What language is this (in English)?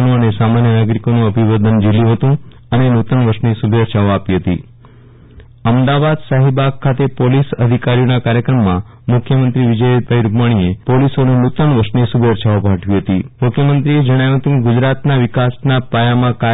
Gujarati